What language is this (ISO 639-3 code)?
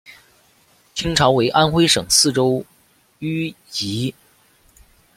zho